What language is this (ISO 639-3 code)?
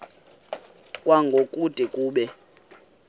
xho